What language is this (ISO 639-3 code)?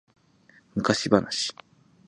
jpn